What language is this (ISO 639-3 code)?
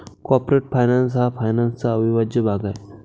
mar